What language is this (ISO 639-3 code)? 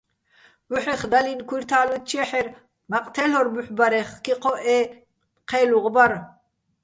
bbl